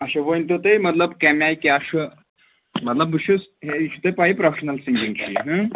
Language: Kashmiri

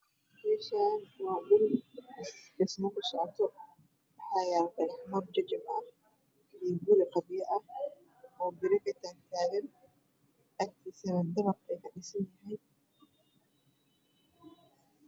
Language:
Somali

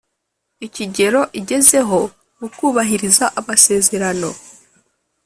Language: Kinyarwanda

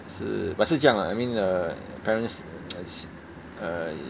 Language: English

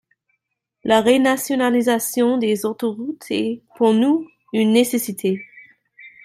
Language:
French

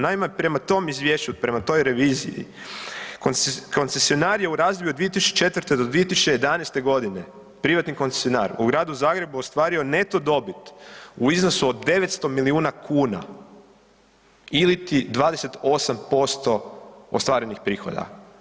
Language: Croatian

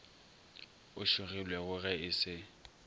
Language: Northern Sotho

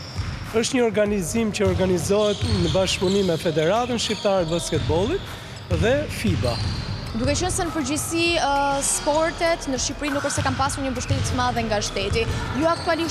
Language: Romanian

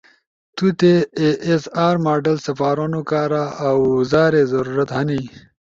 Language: Ushojo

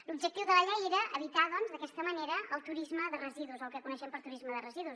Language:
Catalan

